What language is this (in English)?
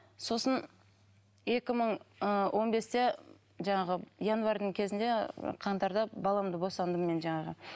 Kazakh